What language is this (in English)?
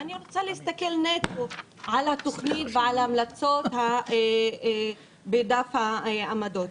Hebrew